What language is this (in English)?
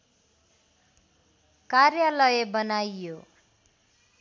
Nepali